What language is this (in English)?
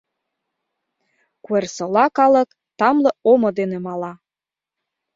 Mari